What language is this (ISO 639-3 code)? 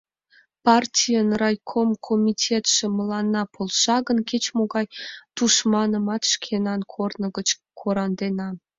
chm